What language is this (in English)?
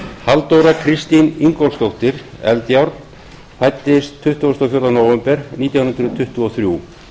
Icelandic